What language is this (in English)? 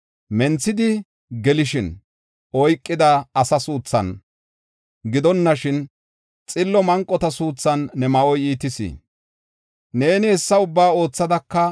Gofa